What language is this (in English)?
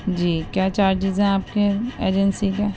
Urdu